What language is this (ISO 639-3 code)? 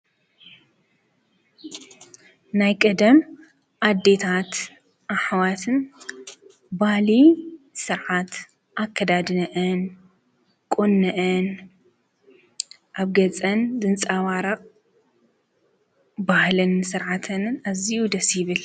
tir